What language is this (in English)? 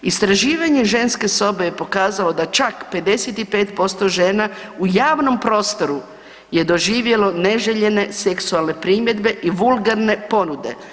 Croatian